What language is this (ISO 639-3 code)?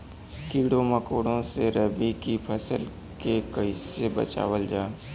bho